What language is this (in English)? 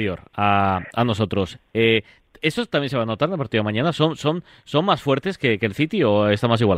Spanish